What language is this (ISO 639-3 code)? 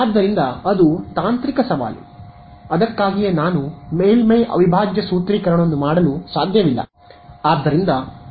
kan